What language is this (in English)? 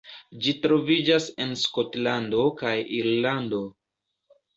Esperanto